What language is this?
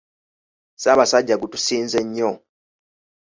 Ganda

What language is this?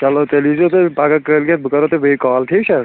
Kashmiri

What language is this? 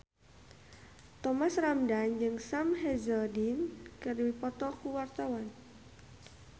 Sundanese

